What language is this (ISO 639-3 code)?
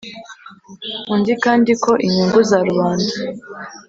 kin